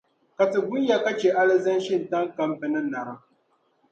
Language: Dagbani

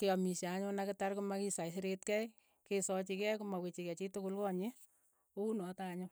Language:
Keiyo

